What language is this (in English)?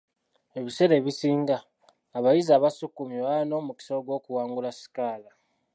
Ganda